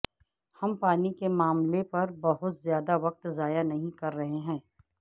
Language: Urdu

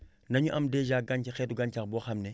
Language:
Wolof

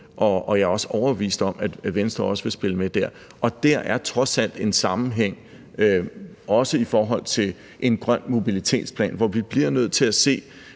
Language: Danish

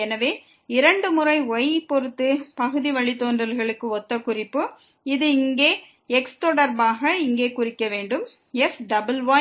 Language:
Tamil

